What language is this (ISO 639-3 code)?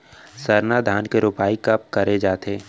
hne